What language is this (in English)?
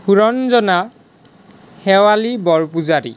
Assamese